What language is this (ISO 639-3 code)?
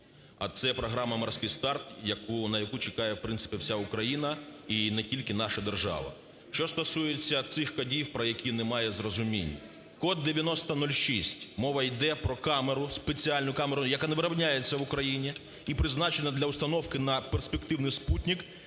ukr